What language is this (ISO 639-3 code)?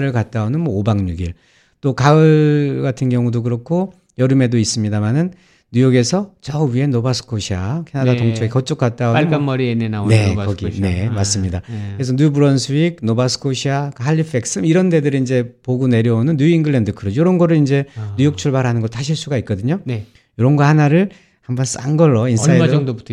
kor